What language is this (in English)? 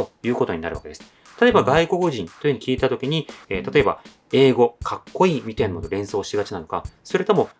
Japanese